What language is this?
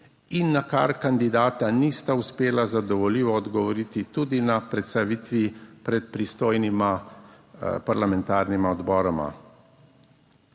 Slovenian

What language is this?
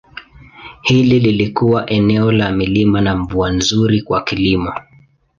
Swahili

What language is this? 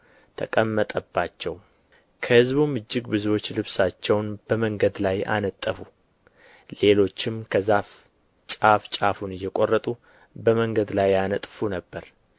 Amharic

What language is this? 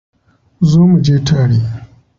Hausa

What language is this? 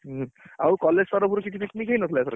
Odia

